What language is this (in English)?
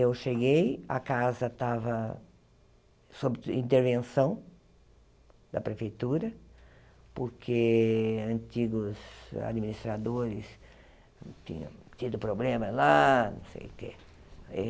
Portuguese